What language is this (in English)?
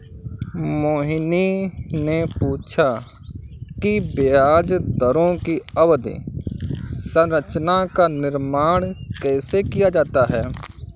Hindi